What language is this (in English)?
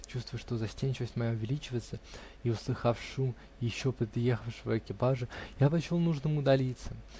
Russian